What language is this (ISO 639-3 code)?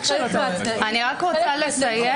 heb